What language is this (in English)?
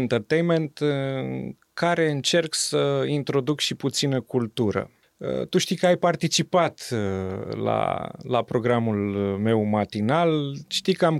Romanian